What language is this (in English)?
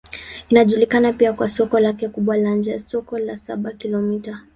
Swahili